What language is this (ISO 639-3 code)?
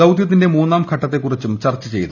mal